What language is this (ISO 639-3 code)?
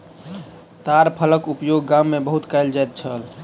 mai